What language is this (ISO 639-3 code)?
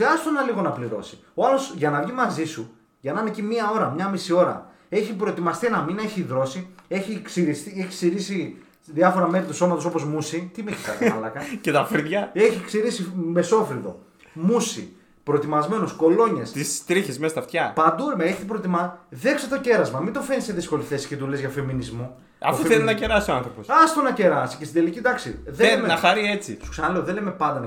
ell